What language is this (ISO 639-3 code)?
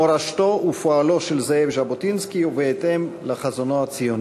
heb